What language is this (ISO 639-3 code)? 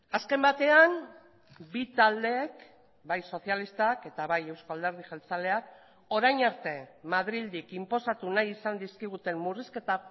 eus